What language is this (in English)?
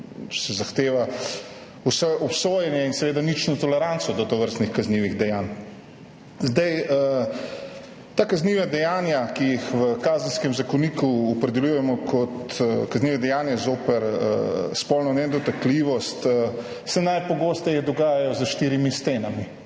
Slovenian